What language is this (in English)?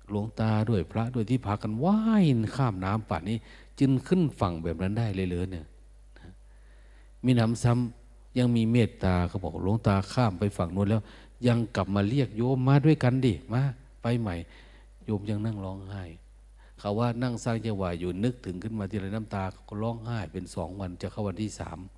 Thai